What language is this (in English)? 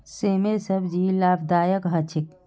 Magahi